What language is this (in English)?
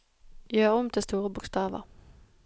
Norwegian